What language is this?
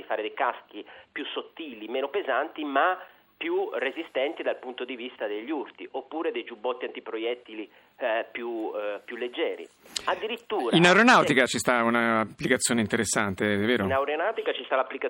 Italian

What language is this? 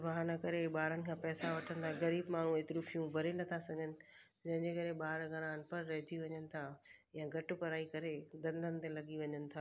Sindhi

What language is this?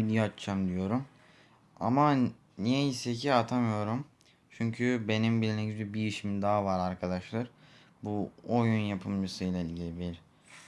Turkish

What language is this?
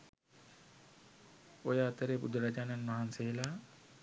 Sinhala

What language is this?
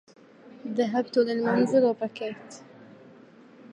Arabic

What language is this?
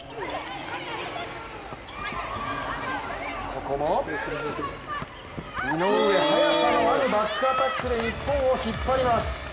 Japanese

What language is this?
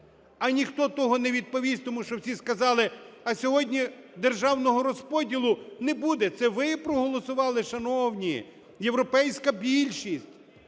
Ukrainian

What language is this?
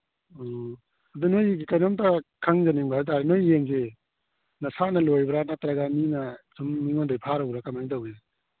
Manipuri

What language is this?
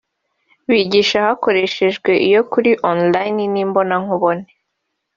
Kinyarwanda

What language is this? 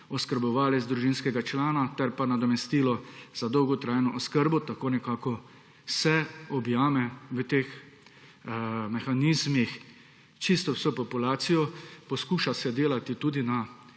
Slovenian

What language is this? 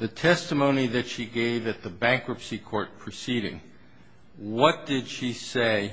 English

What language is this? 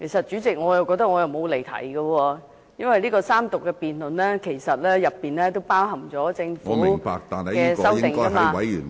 Cantonese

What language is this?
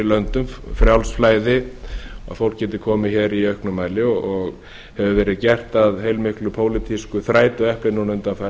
Icelandic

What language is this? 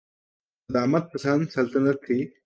Urdu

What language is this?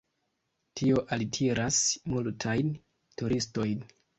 Esperanto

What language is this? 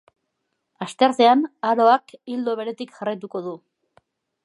Basque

